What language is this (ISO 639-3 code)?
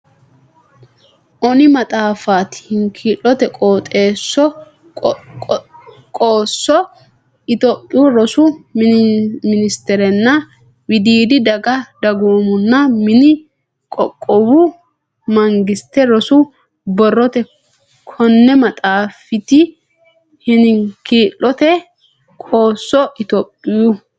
sid